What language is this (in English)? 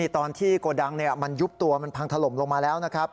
Thai